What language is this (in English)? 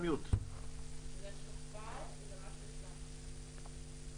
Hebrew